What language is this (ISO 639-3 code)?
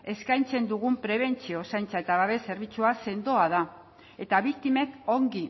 eus